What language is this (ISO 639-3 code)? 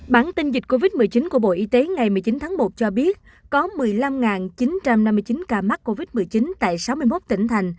vie